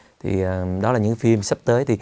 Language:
Vietnamese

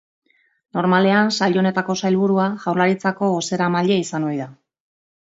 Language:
Basque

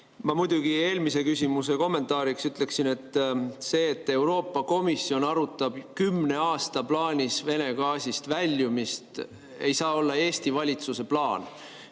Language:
Estonian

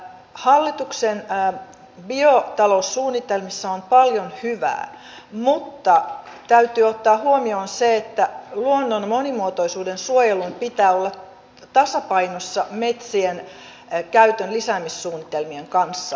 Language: Finnish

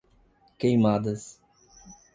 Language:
Portuguese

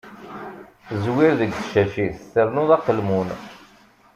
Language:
Kabyle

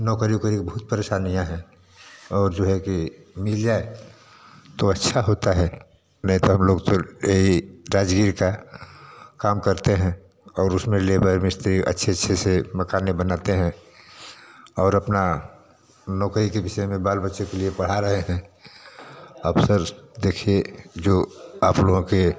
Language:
Hindi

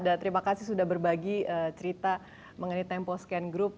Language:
Indonesian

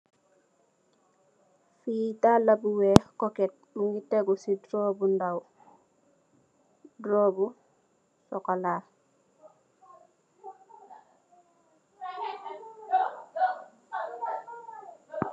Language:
Wolof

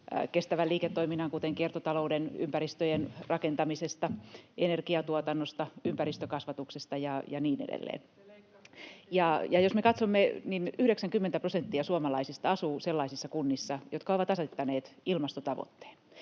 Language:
Finnish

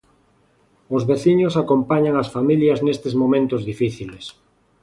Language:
Galician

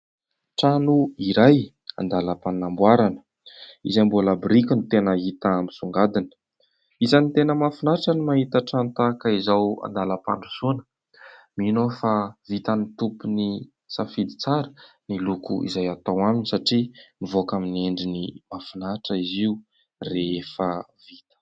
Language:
Malagasy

